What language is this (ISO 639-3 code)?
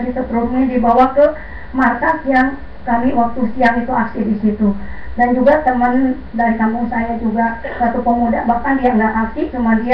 ind